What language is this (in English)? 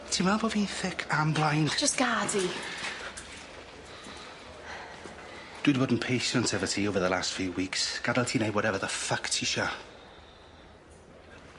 Welsh